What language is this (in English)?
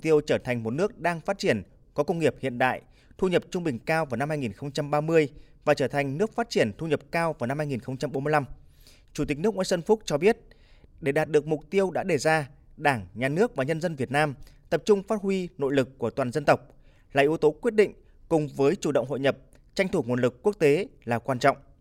Vietnamese